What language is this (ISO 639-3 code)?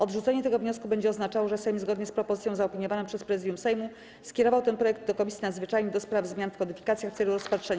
pol